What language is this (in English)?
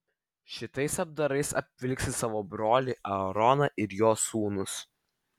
Lithuanian